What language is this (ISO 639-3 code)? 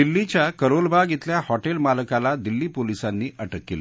mar